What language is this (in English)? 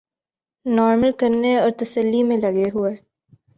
Urdu